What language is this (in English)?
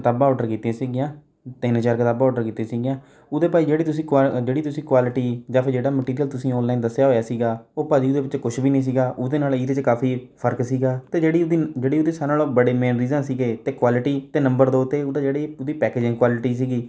Punjabi